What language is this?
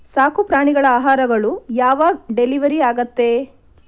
Kannada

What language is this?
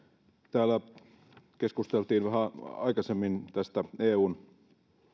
Finnish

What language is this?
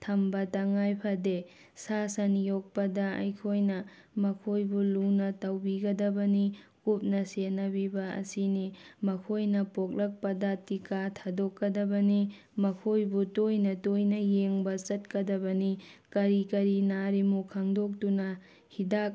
Manipuri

